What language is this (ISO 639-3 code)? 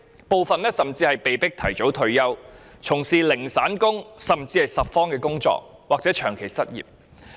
yue